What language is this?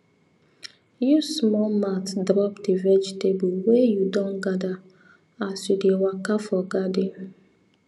Nigerian Pidgin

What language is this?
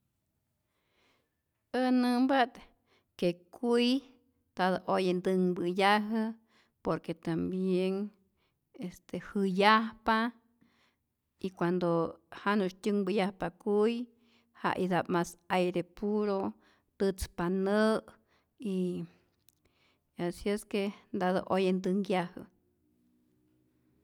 Rayón Zoque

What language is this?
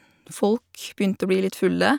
Norwegian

